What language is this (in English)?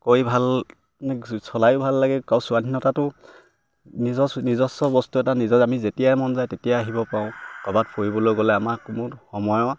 Assamese